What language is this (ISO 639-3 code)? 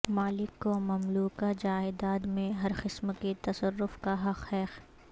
urd